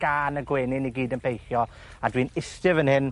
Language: Welsh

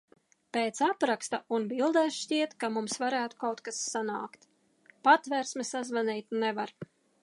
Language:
Latvian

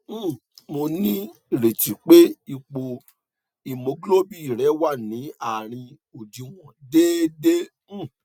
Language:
Yoruba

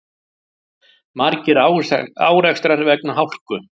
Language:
Icelandic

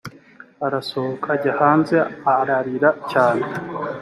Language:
Kinyarwanda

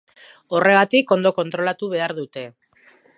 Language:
Basque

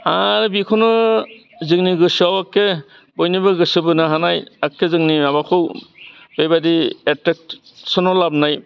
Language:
Bodo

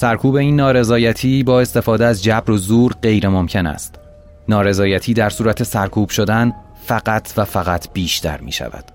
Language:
Persian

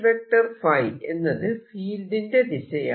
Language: Malayalam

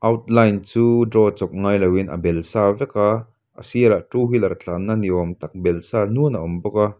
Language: Mizo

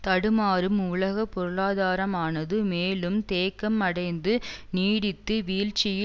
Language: Tamil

